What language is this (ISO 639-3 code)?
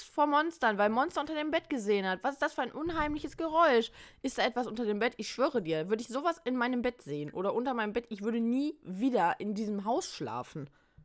deu